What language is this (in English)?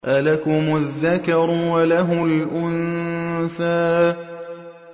Arabic